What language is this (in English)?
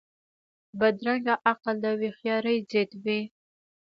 Pashto